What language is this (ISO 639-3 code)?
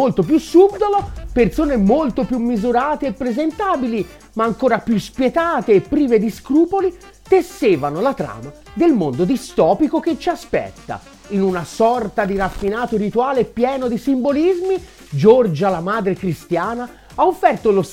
ita